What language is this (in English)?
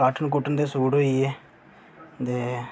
Dogri